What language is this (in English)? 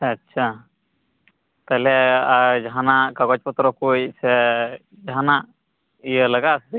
Santali